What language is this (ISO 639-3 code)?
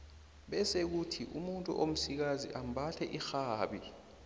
nbl